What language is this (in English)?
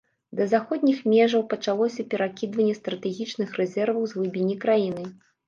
Belarusian